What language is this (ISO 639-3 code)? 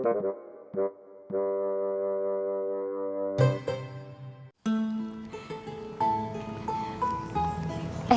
ind